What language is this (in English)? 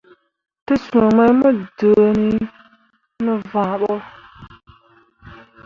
Mundang